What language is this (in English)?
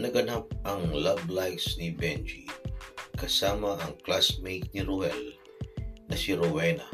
Filipino